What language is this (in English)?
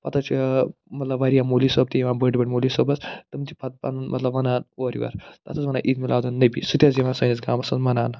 Kashmiri